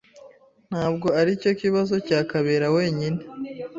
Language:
Kinyarwanda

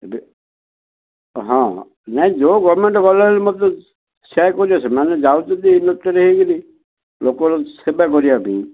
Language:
Odia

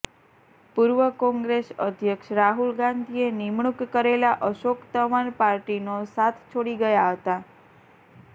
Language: Gujarati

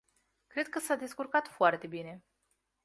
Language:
Romanian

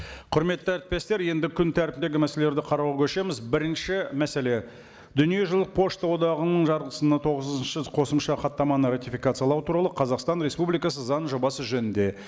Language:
Kazakh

